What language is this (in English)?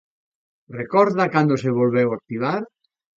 Galician